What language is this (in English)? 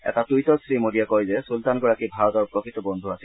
Assamese